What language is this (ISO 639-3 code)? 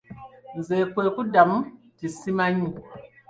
lug